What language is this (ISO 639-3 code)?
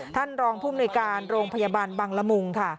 tha